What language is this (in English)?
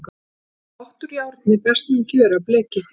Icelandic